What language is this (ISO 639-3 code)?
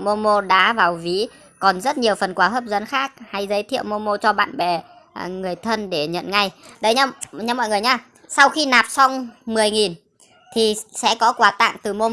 vie